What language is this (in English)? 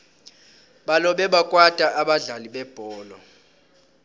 South Ndebele